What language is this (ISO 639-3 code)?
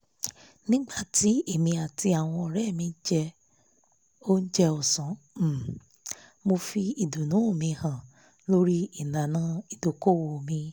yor